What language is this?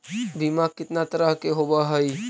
Magahi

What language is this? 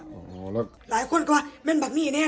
Thai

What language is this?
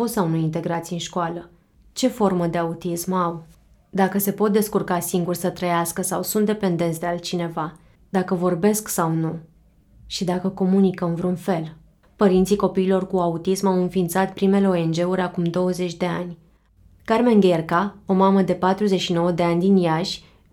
Romanian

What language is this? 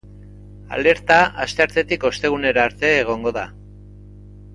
Basque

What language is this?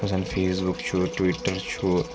Kashmiri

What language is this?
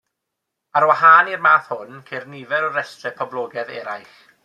Welsh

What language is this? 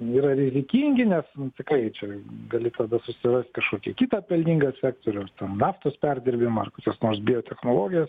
Lithuanian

